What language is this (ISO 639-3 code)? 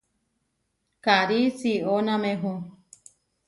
var